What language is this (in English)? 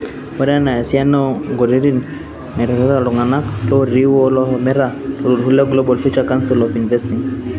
Masai